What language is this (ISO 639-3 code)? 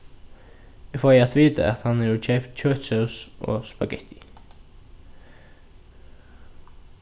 fao